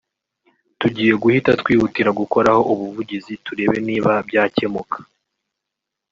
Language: Kinyarwanda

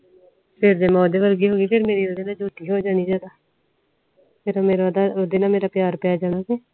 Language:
Punjabi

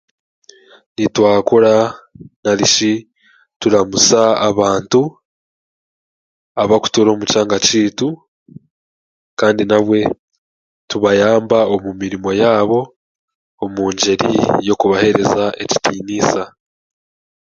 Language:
Chiga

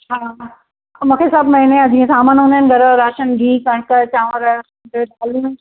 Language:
Sindhi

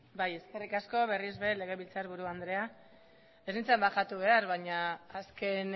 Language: Basque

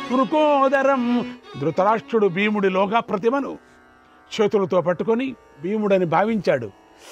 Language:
Telugu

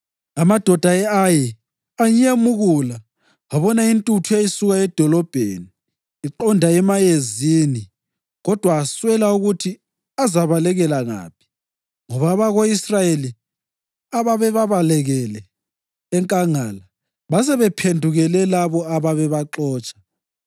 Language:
North Ndebele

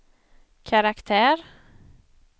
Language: Swedish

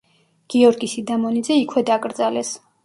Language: Georgian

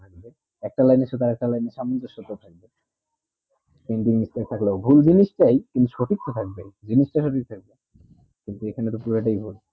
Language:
Bangla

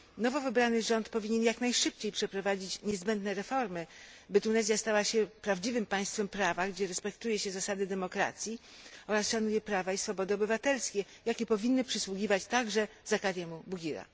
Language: Polish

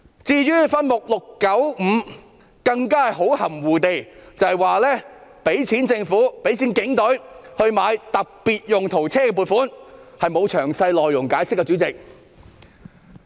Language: Cantonese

